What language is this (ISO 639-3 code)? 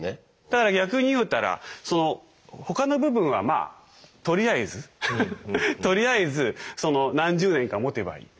jpn